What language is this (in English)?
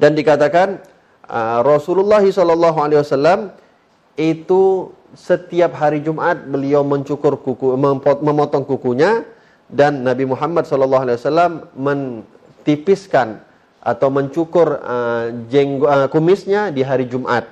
Indonesian